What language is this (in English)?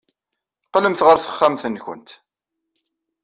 Kabyle